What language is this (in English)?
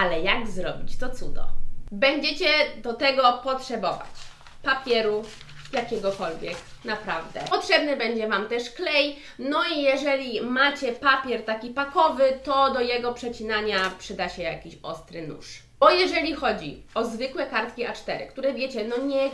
Polish